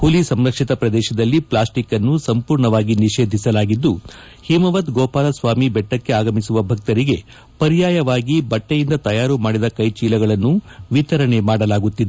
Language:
Kannada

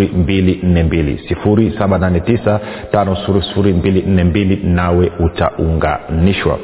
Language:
Swahili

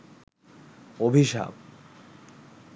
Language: Bangla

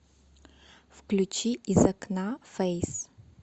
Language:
Russian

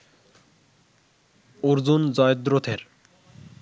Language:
Bangla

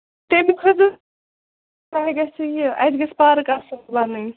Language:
Kashmiri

